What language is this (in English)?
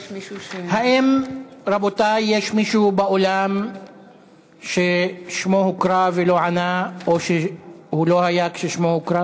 Hebrew